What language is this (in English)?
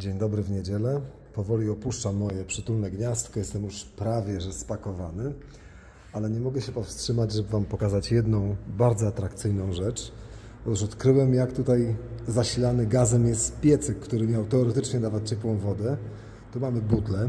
Polish